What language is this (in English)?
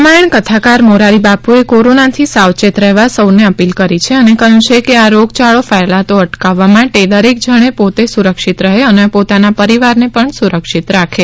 Gujarati